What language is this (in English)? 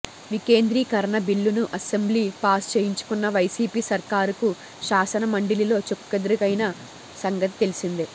Telugu